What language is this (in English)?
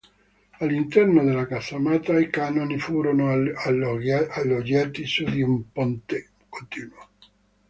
Italian